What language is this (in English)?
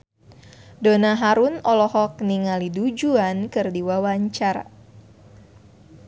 Sundanese